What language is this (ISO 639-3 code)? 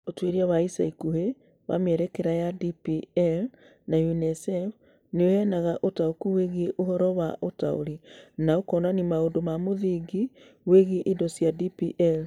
kik